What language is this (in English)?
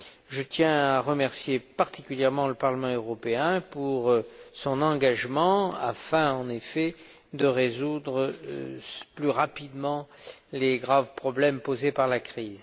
French